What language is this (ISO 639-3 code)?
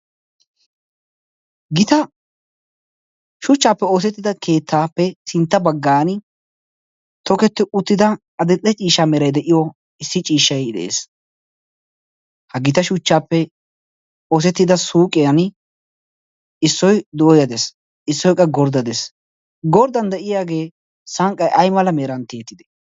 wal